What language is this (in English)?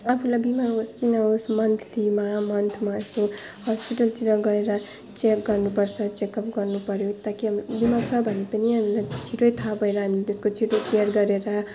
Nepali